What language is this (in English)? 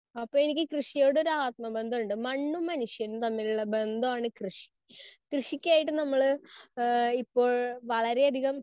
Malayalam